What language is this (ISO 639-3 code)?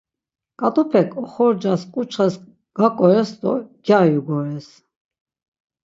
lzz